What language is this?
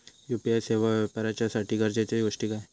Marathi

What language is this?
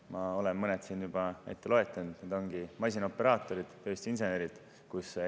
Estonian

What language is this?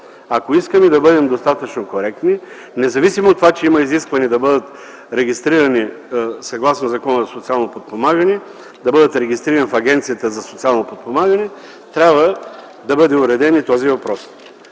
Bulgarian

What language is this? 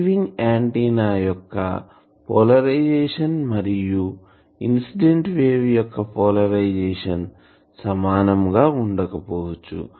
Telugu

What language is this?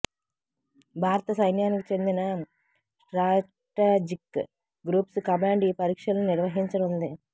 Telugu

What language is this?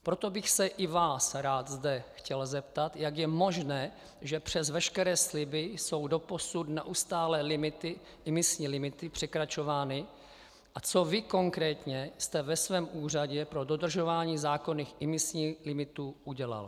Czech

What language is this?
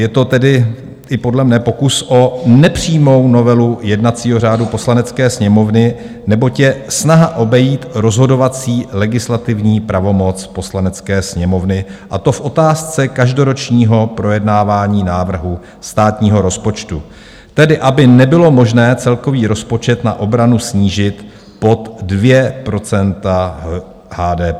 Czech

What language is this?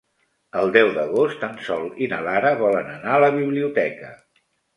Catalan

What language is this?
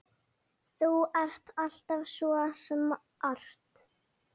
Icelandic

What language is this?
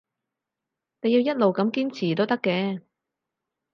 Cantonese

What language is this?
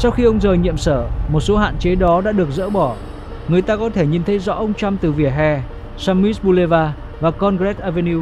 Vietnamese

